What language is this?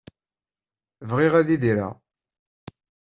Kabyle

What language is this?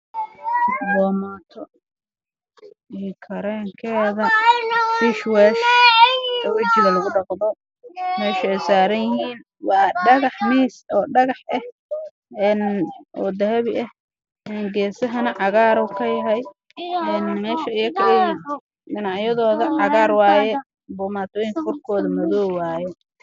Somali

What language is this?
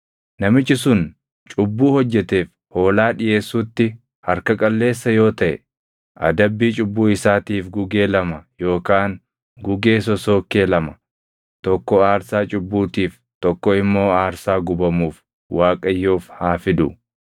Oromo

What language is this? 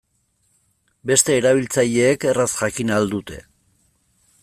Basque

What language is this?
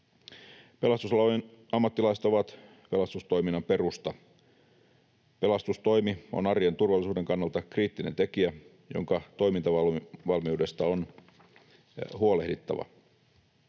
Finnish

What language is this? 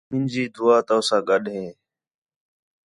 Khetrani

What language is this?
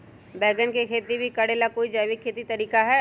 Magahi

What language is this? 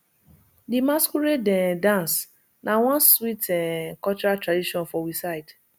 Nigerian Pidgin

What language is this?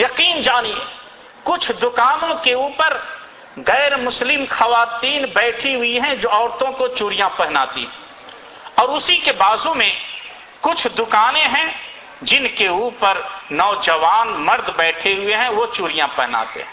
Urdu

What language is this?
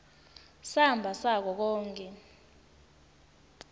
Swati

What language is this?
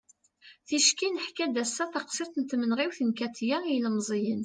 Kabyle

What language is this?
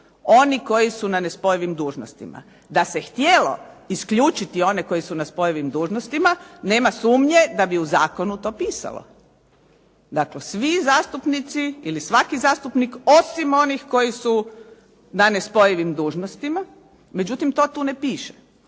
Croatian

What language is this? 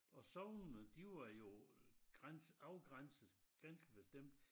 Danish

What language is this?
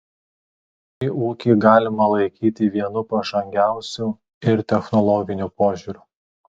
Lithuanian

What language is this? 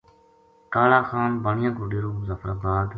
Gujari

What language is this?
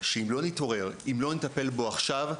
Hebrew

